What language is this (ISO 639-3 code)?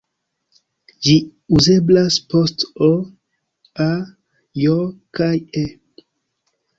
epo